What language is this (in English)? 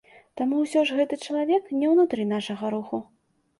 Belarusian